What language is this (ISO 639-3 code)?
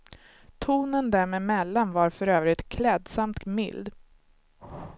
swe